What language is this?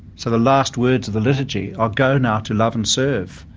English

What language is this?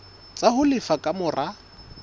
Southern Sotho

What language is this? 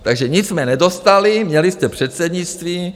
Czech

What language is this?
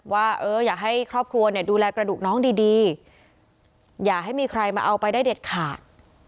Thai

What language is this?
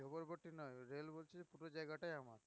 Bangla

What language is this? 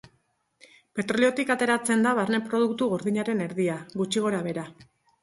Basque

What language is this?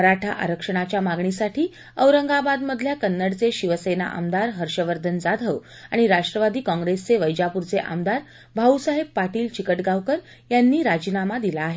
Marathi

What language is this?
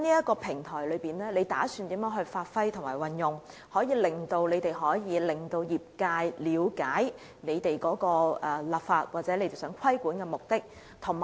Cantonese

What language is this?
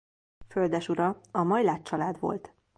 Hungarian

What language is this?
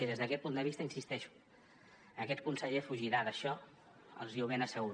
Catalan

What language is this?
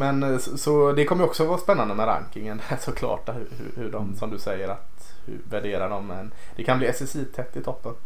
Swedish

